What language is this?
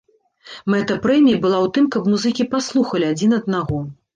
Belarusian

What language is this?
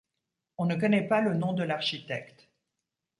French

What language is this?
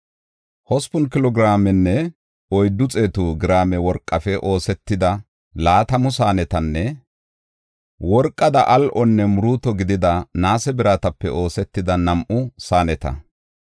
Gofa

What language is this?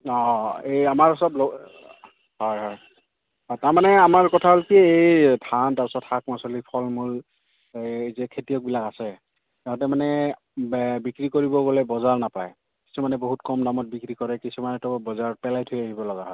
Assamese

